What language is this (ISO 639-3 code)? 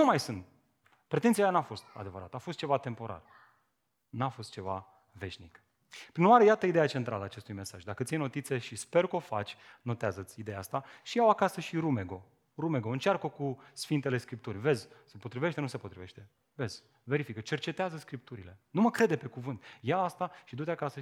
ron